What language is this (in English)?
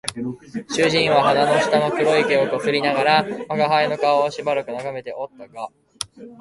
Japanese